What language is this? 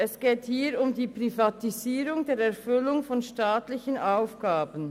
Swiss German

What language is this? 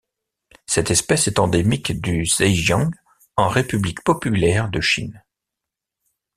French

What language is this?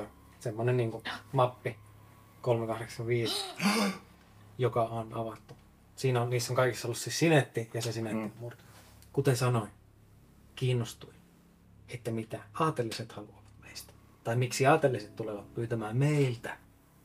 Finnish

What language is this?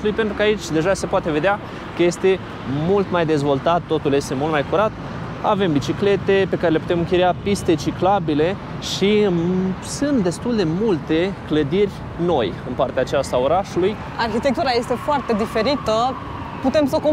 Romanian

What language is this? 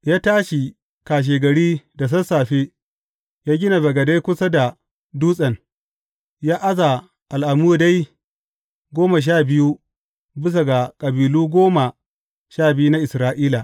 Hausa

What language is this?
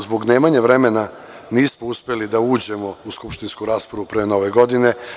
Serbian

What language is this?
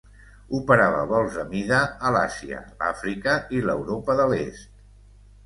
Catalan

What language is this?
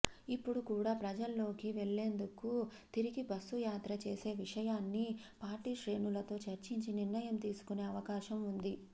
Telugu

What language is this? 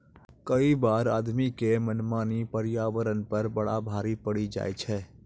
Maithili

